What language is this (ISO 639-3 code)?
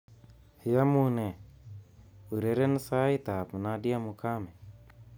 kln